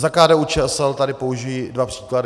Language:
Czech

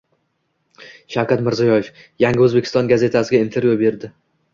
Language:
Uzbek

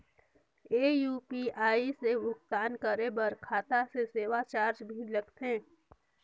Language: Chhattisgarhi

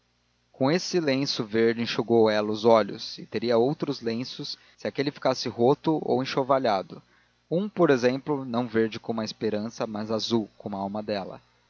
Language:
Portuguese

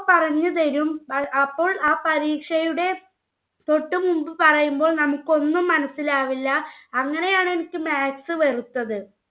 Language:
Malayalam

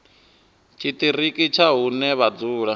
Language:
Venda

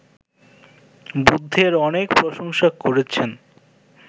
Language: Bangla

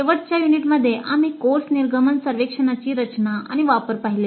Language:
Marathi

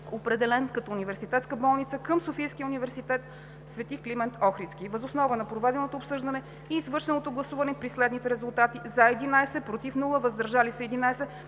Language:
Bulgarian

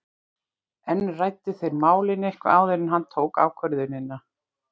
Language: Icelandic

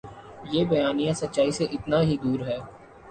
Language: Urdu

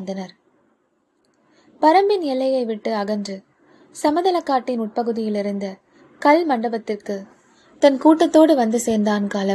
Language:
Tamil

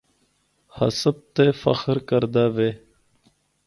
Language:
Northern Hindko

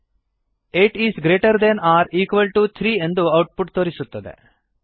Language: Kannada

